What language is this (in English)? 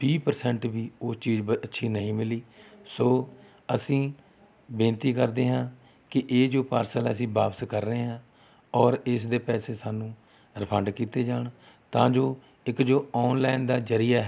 Punjabi